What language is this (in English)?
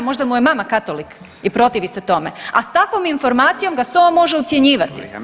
Croatian